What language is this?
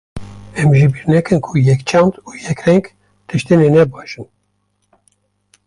Kurdish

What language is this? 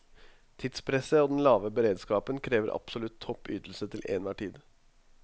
Norwegian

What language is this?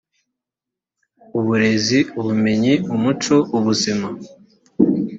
Kinyarwanda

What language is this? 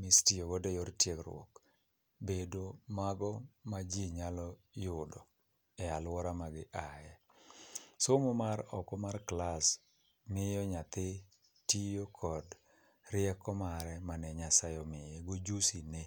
Luo (Kenya and Tanzania)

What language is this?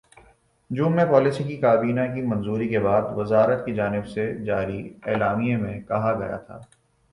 Urdu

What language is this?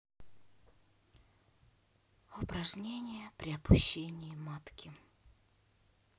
Russian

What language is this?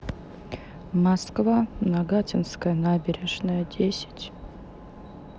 Russian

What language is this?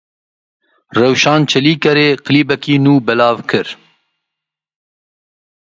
Kurdish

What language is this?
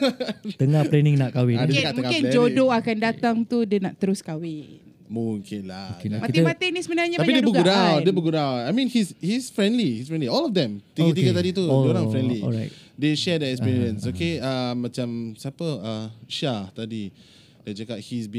Malay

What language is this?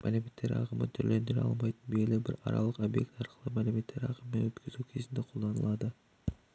Kazakh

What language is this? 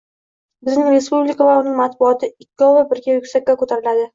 Uzbek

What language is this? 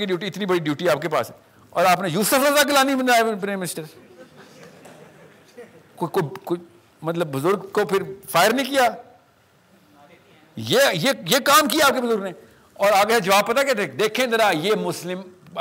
Urdu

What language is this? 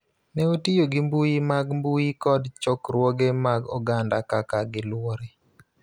Luo (Kenya and Tanzania)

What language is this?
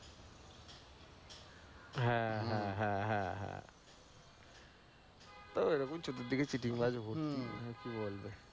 Bangla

